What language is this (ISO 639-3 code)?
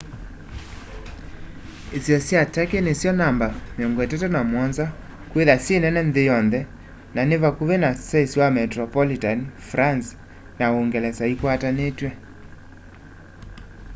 kam